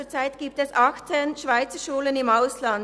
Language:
Swiss German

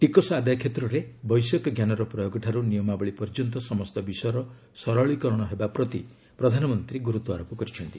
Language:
Odia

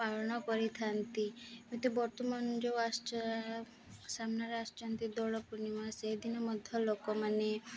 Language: Odia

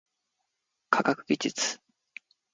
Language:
Japanese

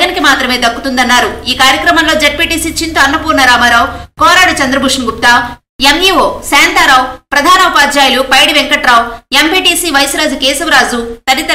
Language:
Hindi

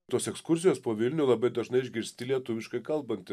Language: Lithuanian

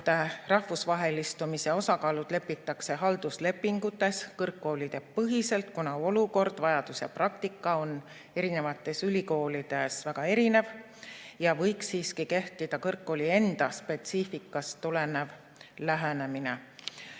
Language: Estonian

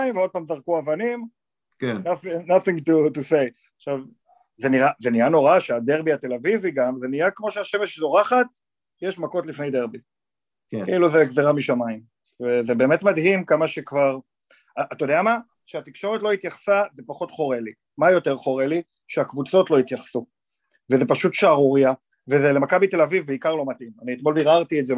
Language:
Hebrew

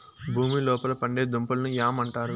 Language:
Telugu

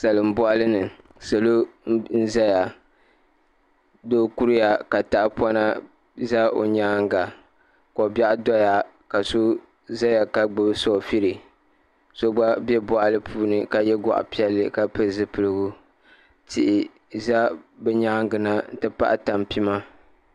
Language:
Dagbani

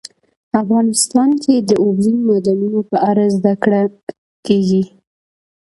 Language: Pashto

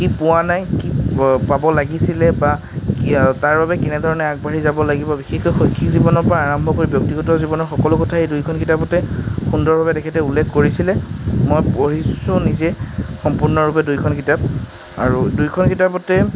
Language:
Assamese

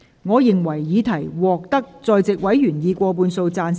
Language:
Cantonese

